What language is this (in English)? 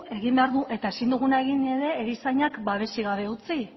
Basque